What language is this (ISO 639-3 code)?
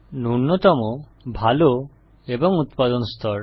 ben